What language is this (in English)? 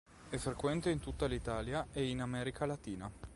Italian